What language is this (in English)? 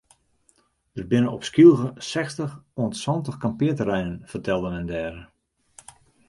Western Frisian